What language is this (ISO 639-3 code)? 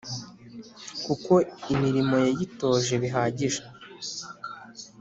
kin